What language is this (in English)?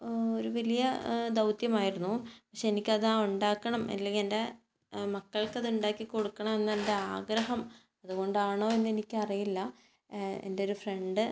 Malayalam